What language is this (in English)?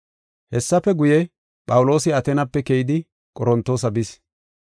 Gofa